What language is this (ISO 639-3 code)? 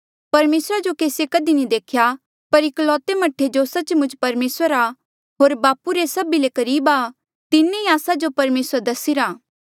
mjl